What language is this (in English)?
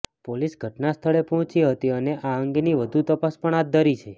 Gujarati